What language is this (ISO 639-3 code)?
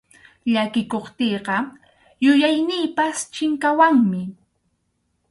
qxu